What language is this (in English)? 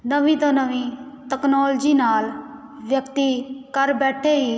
Punjabi